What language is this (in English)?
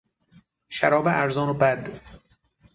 Persian